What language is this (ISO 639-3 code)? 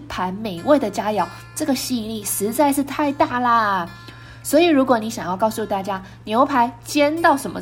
zho